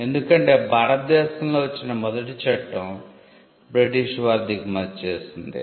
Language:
Telugu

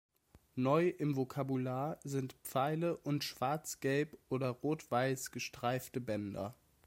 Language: German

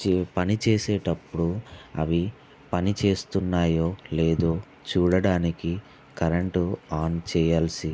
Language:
Telugu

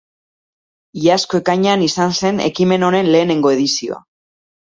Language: Basque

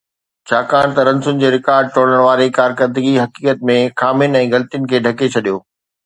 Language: Sindhi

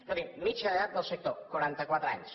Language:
Catalan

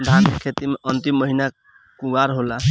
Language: Bhojpuri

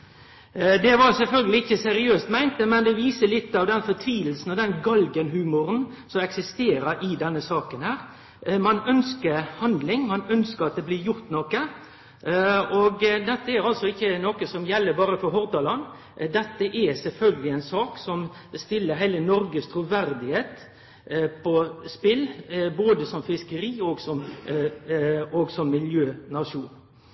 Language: Norwegian Nynorsk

